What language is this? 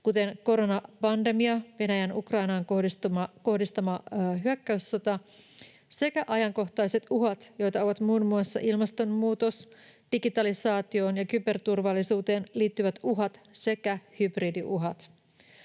Finnish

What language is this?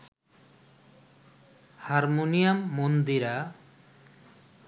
Bangla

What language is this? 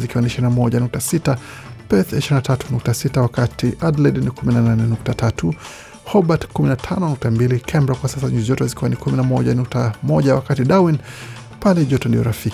Swahili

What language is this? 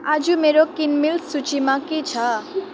Nepali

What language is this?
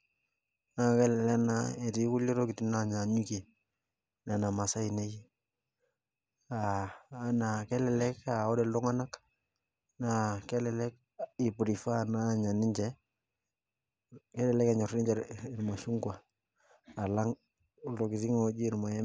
Masai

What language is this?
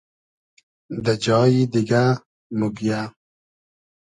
Hazaragi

